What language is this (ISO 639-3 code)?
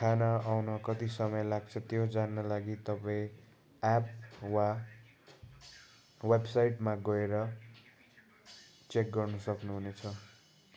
nep